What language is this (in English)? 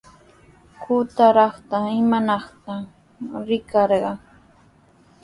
Sihuas Ancash Quechua